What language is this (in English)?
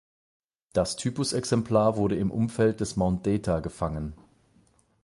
German